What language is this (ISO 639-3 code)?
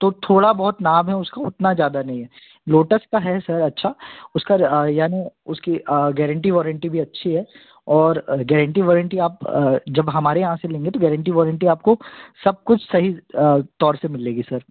hin